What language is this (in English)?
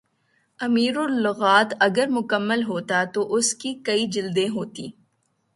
Urdu